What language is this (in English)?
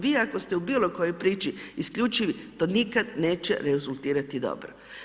Croatian